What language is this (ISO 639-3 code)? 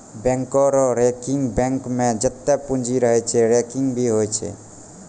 mai